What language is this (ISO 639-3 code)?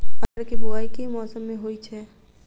mai